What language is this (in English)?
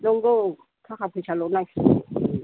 Bodo